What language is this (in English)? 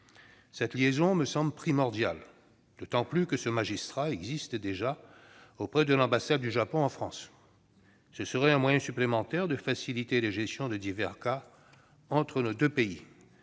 French